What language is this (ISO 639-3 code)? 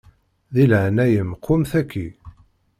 kab